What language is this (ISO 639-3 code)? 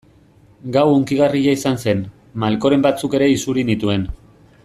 eus